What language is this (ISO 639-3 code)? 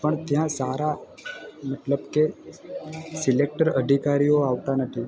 guj